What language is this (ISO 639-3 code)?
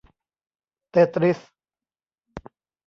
tha